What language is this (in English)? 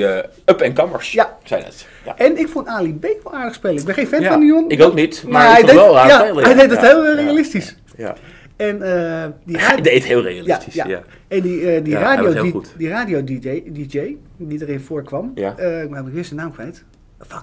Dutch